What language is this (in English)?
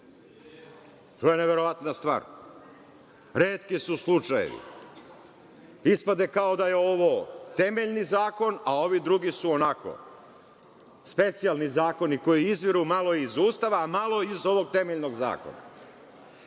Serbian